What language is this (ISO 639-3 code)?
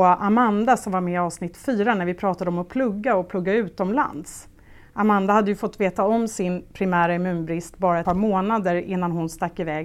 swe